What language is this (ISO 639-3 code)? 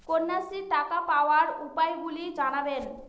ben